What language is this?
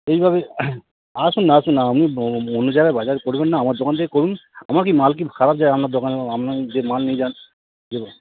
Bangla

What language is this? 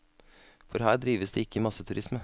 Norwegian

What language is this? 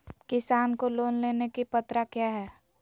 Magahi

